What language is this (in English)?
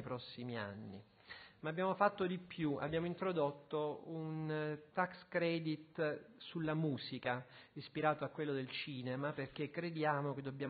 Italian